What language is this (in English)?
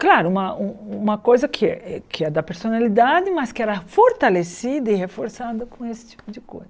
Portuguese